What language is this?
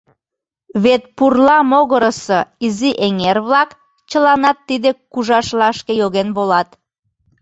Mari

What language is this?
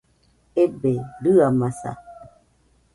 Nüpode Huitoto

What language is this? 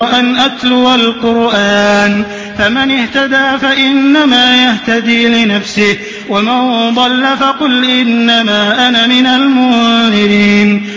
Arabic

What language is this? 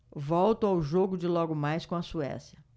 Portuguese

